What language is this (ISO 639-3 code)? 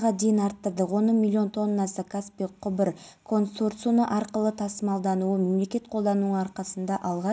kaz